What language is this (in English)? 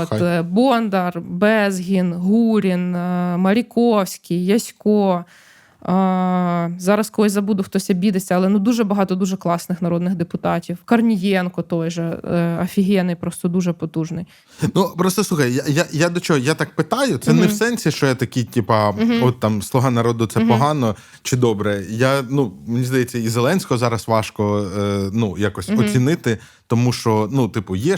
Ukrainian